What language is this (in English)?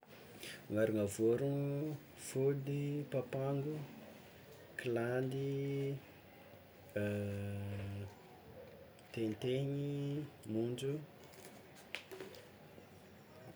Tsimihety Malagasy